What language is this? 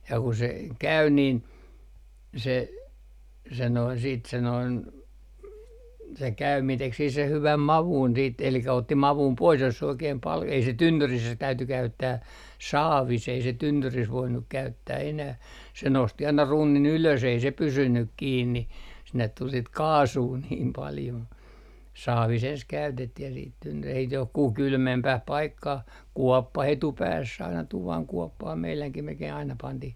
Finnish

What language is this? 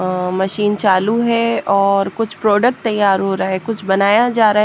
Hindi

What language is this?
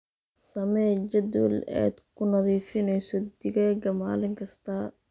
Somali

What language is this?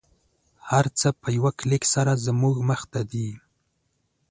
Pashto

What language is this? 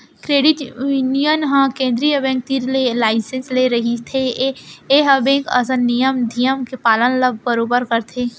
Chhattisgarhi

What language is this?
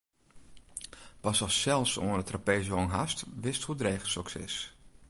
Western Frisian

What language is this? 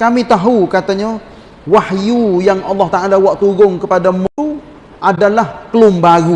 Malay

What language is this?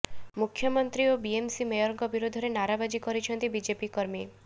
Odia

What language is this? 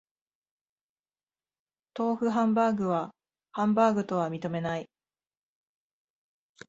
Japanese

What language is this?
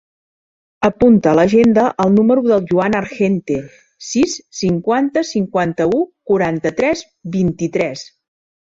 Catalan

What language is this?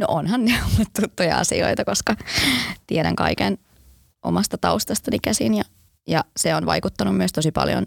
Finnish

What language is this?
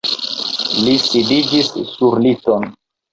Esperanto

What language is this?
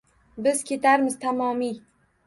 Uzbek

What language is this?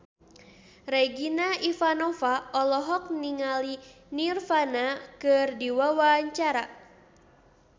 Sundanese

